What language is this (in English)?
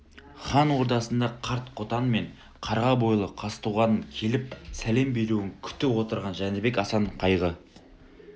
Kazakh